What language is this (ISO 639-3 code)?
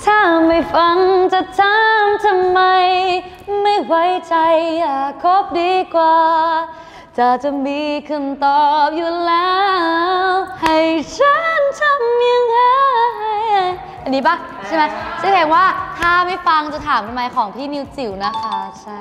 tha